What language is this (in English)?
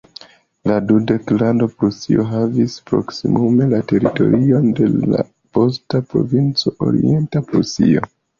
Esperanto